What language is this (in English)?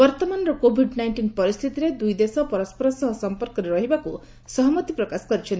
Odia